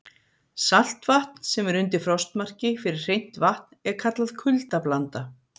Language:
Icelandic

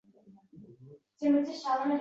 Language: Uzbek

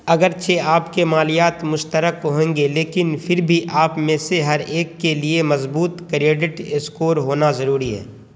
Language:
Urdu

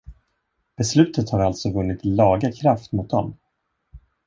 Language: Swedish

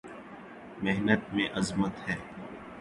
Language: Urdu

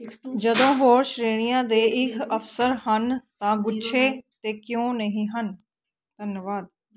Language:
Punjabi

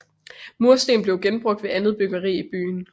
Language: Danish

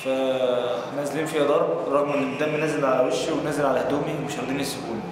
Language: Arabic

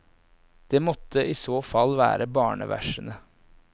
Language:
Norwegian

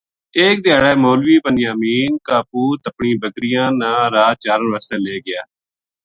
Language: Gujari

